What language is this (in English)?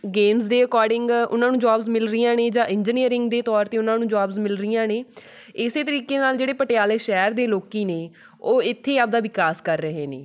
Punjabi